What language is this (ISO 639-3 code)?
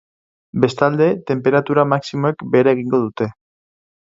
eus